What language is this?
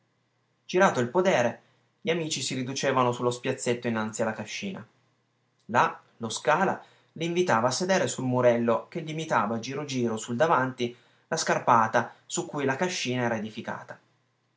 Italian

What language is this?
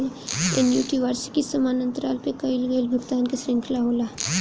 Bhojpuri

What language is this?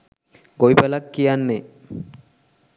Sinhala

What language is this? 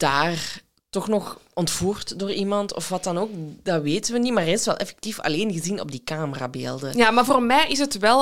Dutch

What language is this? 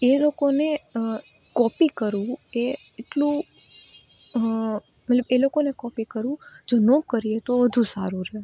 Gujarati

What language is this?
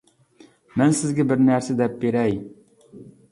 Uyghur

